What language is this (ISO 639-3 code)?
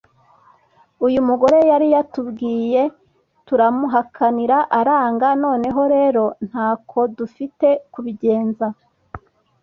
kin